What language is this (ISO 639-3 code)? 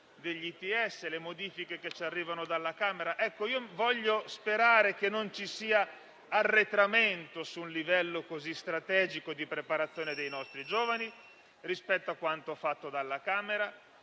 ita